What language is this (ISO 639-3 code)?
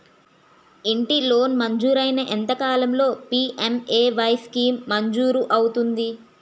tel